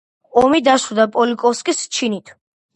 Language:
Georgian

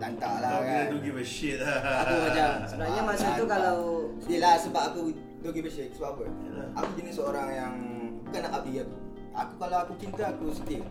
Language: Malay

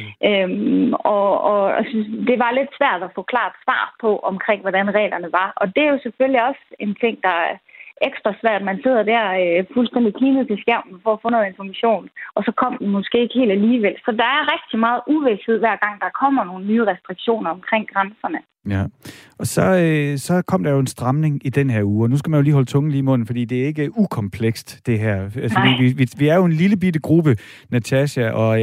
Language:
Danish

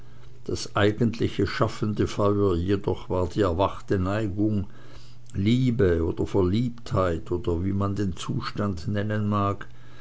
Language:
German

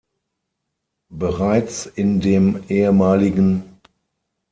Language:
German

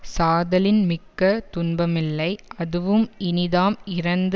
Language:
Tamil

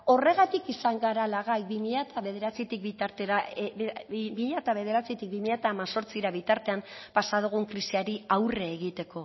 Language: Basque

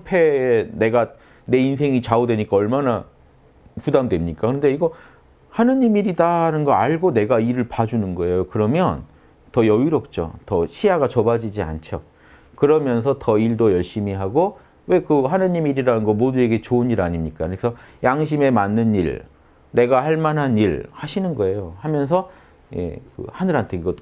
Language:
Korean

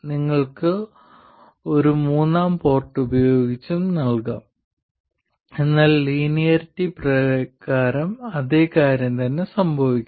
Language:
Malayalam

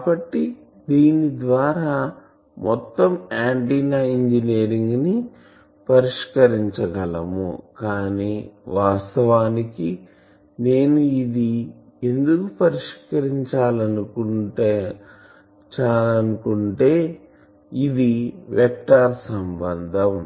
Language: Telugu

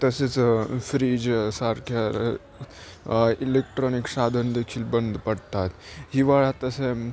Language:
Marathi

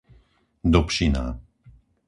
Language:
Slovak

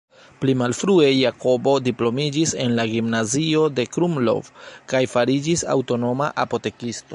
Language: Esperanto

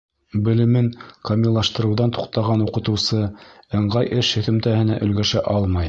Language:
Bashkir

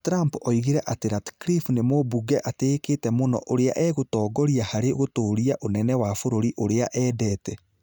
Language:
Kikuyu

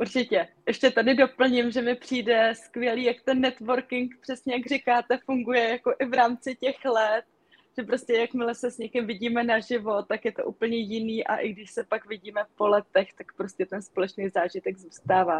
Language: Czech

